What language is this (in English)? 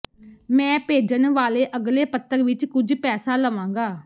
Punjabi